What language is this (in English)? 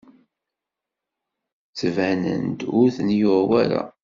Kabyle